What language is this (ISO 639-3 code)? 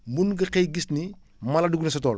wol